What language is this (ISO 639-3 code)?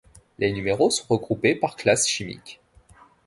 fra